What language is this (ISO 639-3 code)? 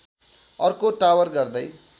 nep